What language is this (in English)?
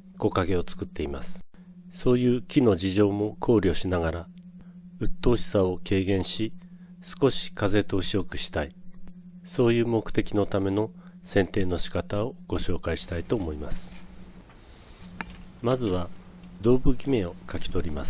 Japanese